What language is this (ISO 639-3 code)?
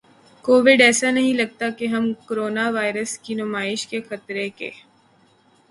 urd